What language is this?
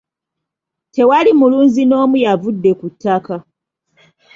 Ganda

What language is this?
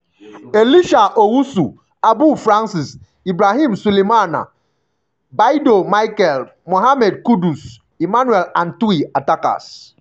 Nigerian Pidgin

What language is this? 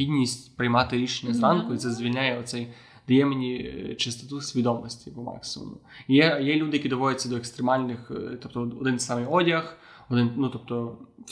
Ukrainian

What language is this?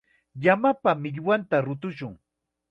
Chiquián Ancash Quechua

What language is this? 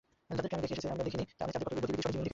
Bangla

